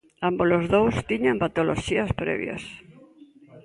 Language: Galician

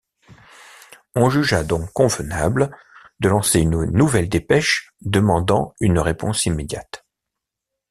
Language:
French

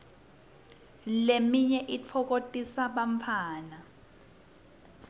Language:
Swati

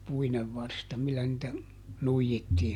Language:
Finnish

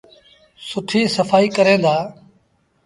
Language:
Sindhi Bhil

